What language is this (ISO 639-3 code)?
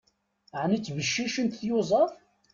kab